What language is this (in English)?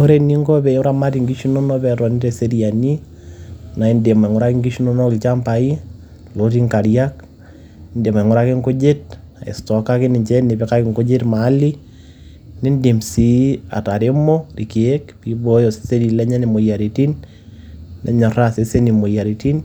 Masai